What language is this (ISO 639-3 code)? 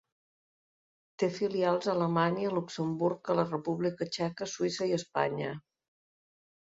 cat